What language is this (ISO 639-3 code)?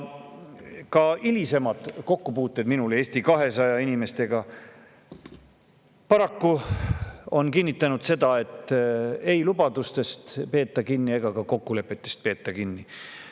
est